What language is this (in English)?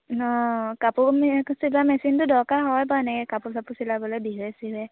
Assamese